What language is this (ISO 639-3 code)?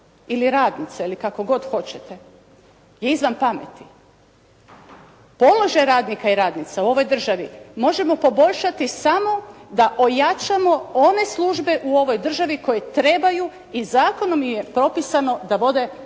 hrv